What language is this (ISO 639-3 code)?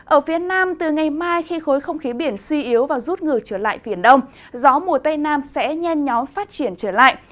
vie